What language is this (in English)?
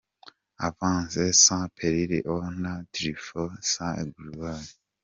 Kinyarwanda